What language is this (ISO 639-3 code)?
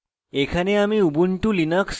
ben